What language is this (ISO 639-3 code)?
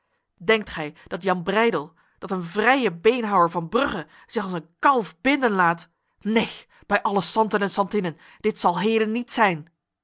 nld